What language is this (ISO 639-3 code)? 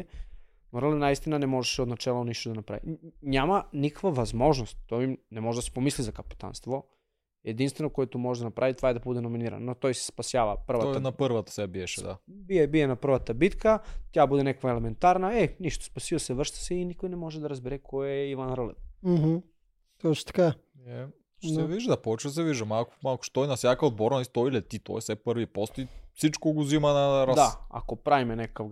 bul